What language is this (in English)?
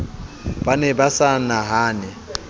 Southern Sotho